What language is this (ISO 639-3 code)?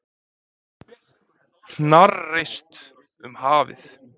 isl